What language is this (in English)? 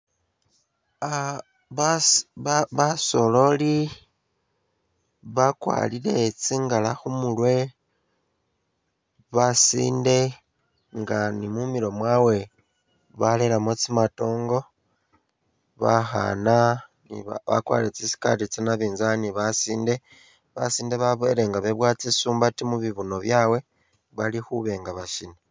Masaaba